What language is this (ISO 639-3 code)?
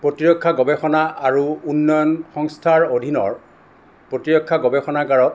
asm